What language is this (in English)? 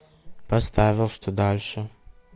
Russian